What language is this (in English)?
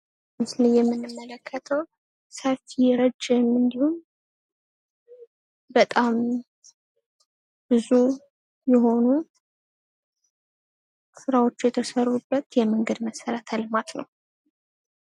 Amharic